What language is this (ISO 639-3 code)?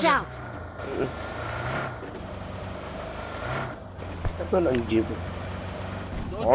ind